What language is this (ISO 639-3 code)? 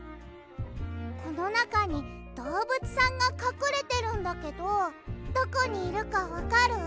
jpn